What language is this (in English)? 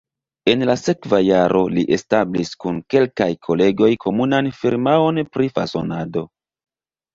Esperanto